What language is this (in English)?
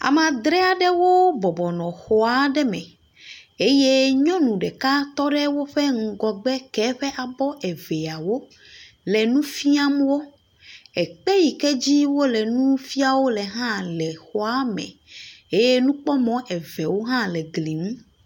Ewe